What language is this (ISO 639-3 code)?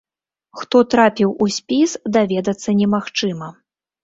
bel